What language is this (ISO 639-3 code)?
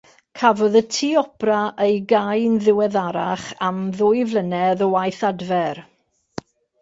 cym